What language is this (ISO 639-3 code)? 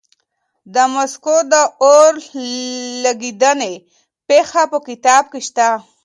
pus